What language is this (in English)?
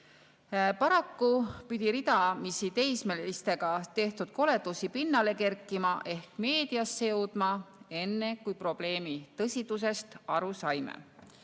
Estonian